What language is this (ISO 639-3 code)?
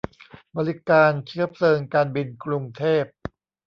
tha